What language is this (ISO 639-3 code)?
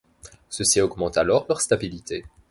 fra